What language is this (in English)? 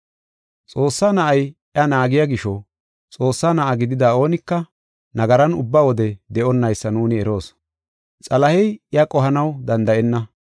Gofa